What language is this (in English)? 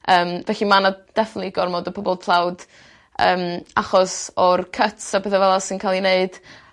Welsh